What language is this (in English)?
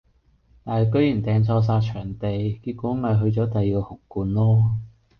Cantonese